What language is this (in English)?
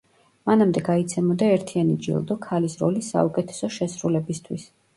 Georgian